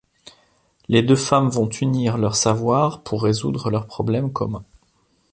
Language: French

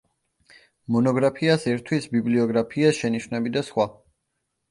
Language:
Georgian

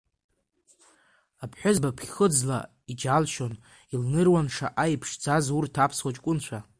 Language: Abkhazian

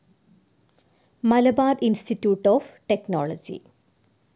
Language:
Malayalam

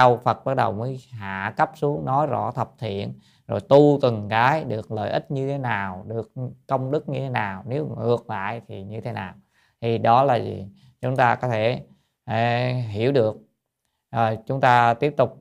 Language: Vietnamese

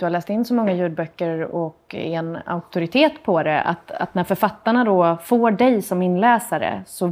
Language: Swedish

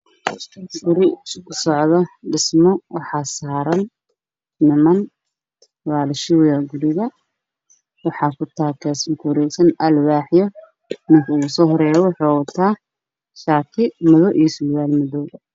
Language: Somali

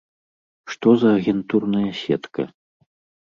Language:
Belarusian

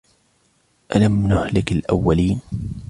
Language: Arabic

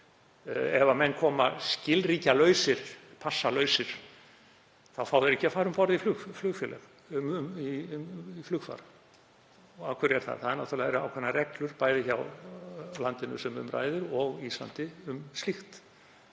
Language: Icelandic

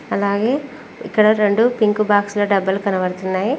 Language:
Telugu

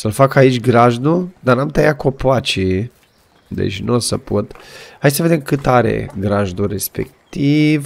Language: Romanian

